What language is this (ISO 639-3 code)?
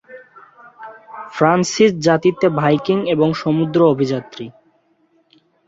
ben